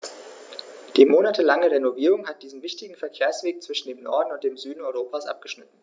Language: German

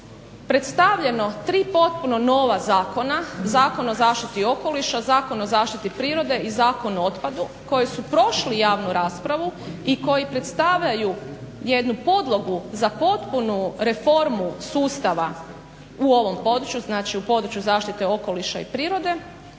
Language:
Croatian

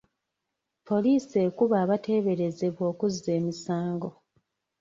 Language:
Ganda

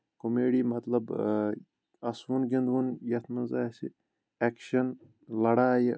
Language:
Kashmiri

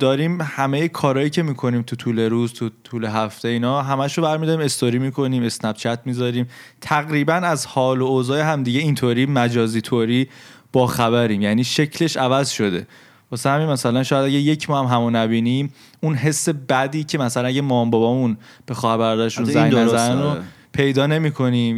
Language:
Persian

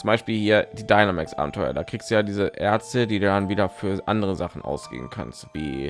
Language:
German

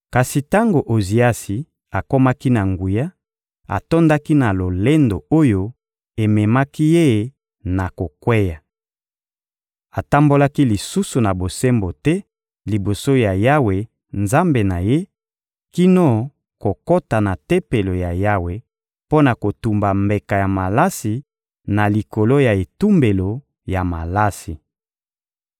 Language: Lingala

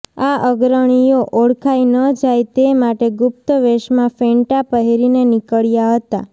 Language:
Gujarati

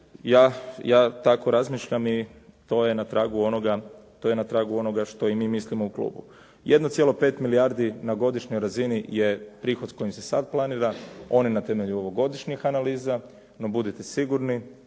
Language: Croatian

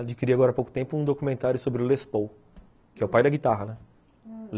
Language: Portuguese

